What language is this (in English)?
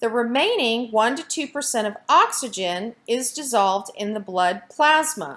English